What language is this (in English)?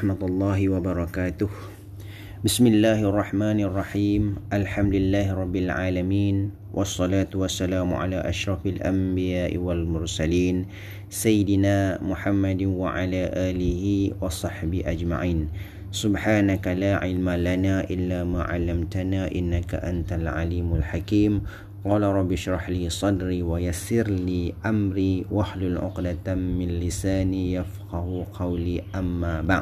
Malay